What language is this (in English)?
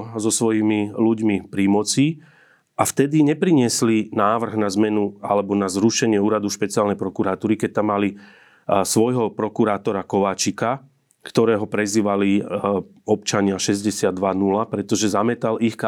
Slovak